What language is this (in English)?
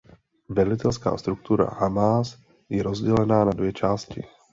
Czech